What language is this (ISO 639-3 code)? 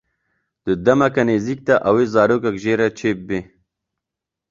kur